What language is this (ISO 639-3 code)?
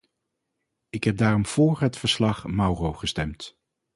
nld